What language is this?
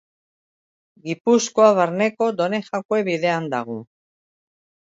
Basque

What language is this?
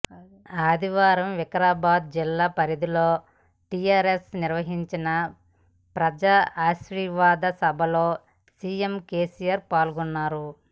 Telugu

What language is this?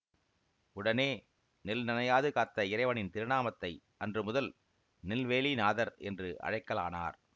Tamil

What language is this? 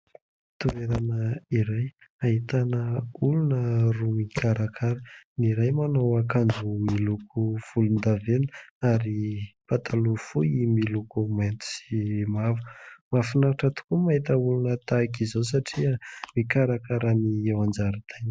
Malagasy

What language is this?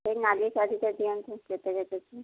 Odia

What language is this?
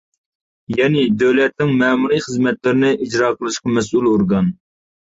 Uyghur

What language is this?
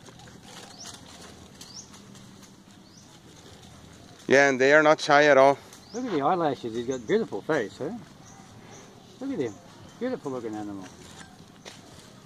English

